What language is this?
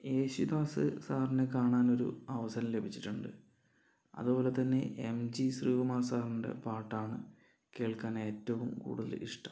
Malayalam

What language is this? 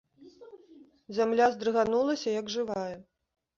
Belarusian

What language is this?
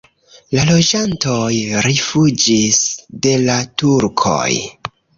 Esperanto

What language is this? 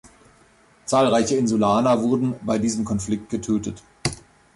German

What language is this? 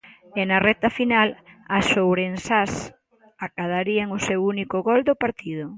Galician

